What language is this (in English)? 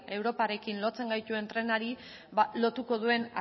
Basque